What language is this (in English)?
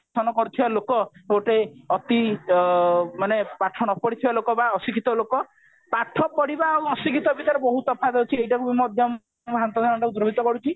Odia